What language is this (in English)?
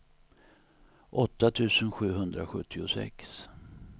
Swedish